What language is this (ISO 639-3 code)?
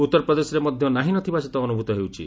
ori